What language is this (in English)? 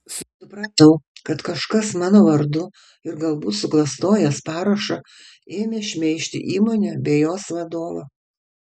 Lithuanian